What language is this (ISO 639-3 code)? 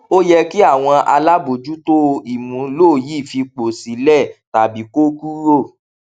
yor